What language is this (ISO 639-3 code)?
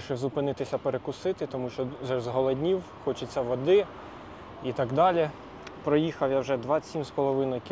ukr